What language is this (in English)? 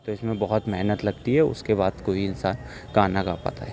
Urdu